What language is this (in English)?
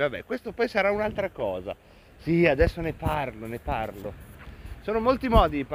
Italian